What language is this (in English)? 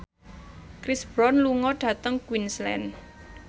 Javanese